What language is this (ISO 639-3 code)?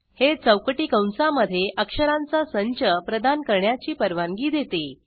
mar